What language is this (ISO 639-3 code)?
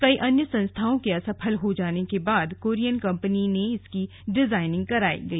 hin